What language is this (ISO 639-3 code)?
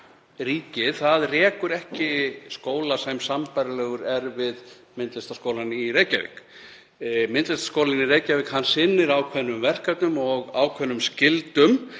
isl